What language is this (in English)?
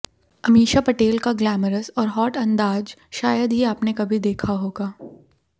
Hindi